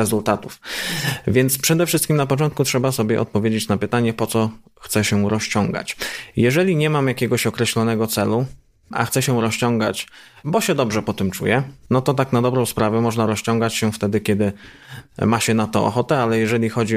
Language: Polish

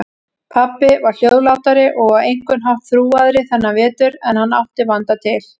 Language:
Icelandic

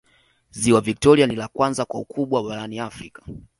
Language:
Swahili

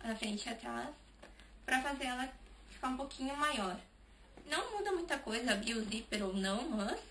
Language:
Portuguese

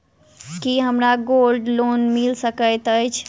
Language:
Maithili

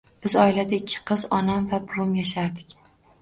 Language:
Uzbek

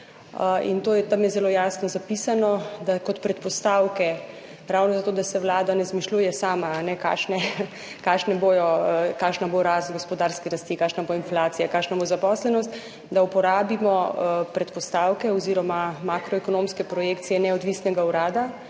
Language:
Slovenian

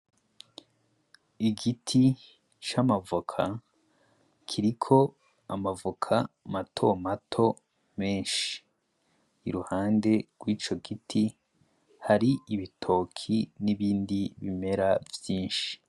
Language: Rundi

